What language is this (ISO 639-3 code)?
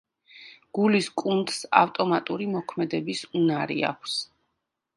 kat